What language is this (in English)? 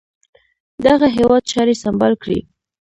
Pashto